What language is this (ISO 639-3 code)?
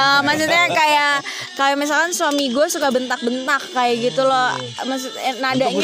ind